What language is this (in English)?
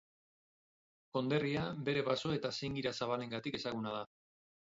Basque